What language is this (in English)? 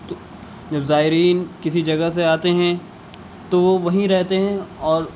Urdu